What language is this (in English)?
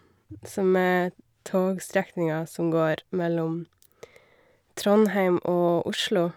Norwegian